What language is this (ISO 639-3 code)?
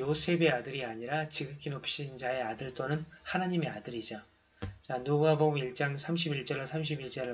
kor